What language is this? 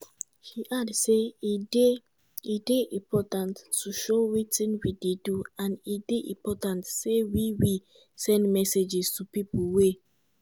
Nigerian Pidgin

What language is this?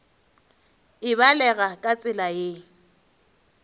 Northern Sotho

